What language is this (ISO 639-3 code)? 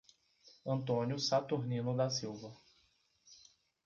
por